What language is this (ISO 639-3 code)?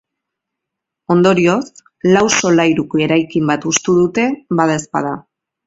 eus